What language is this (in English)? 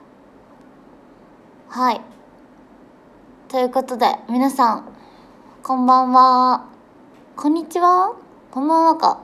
Japanese